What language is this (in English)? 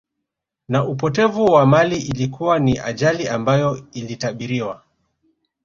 Swahili